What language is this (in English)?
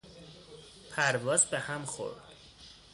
Persian